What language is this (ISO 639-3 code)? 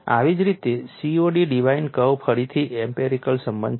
guj